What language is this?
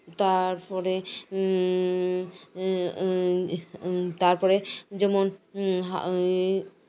Santali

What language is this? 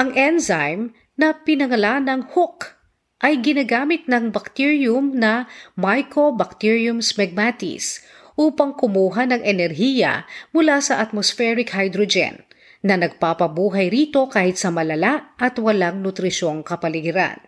Filipino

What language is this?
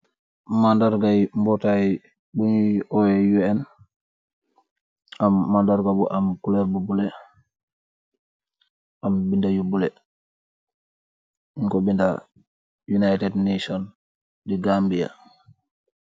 Wolof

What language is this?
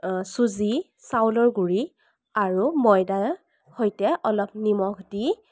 Assamese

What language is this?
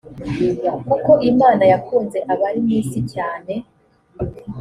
Kinyarwanda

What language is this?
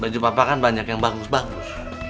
Indonesian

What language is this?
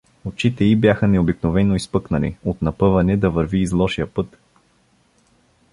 Bulgarian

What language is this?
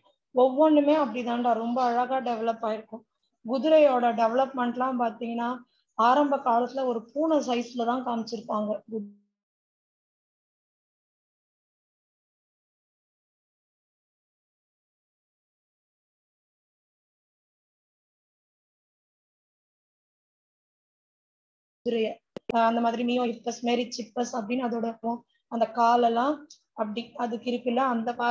Tamil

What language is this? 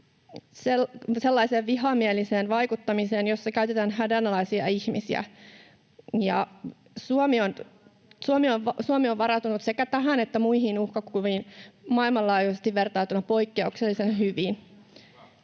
Finnish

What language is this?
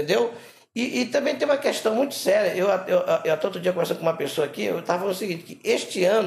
Portuguese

